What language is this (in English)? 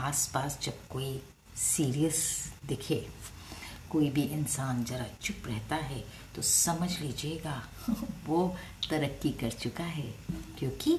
Hindi